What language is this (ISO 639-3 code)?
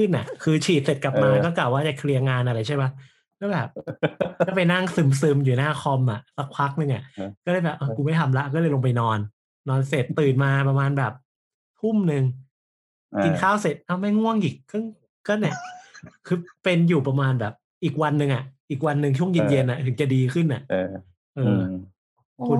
tha